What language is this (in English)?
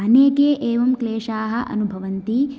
Sanskrit